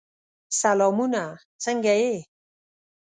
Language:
Pashto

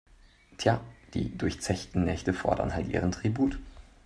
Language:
German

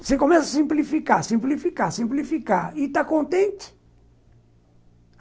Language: Portuguese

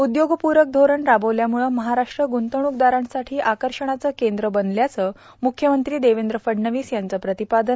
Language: Marathi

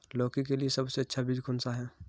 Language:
Hindi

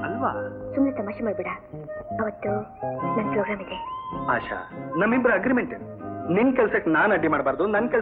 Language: Hindi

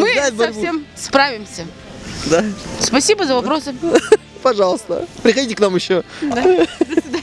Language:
Russian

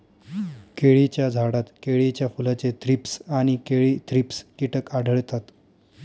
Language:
Marathi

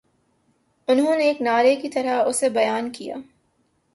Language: Urdu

